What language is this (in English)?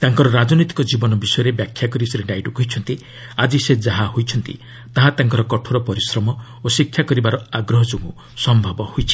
Odia